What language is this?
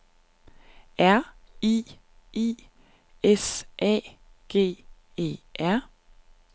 Danish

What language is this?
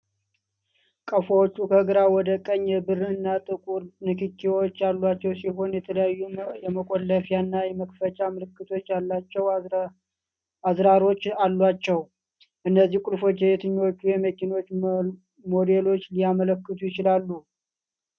Amharic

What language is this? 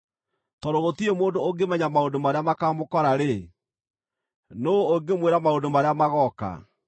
Kikuyu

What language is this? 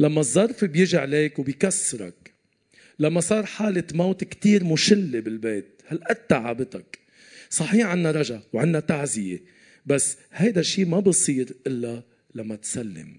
Arabic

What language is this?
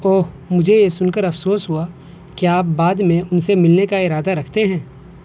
Urdu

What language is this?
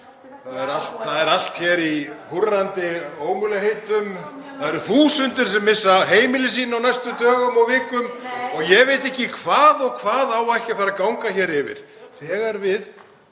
Icelandic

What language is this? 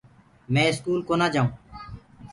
Gurgula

